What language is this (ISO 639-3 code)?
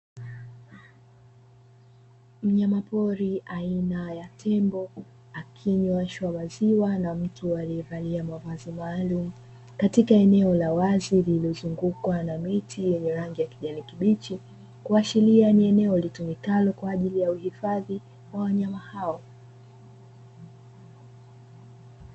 swa